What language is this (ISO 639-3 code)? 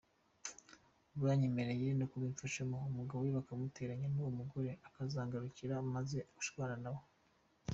kin